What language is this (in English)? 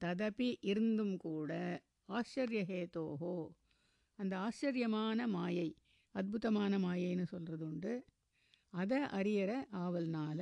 Tamil